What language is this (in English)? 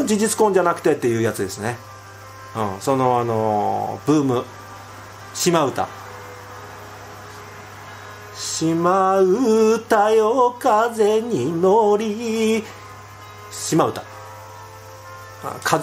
Japanese